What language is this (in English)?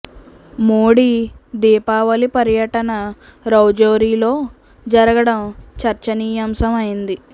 Telugu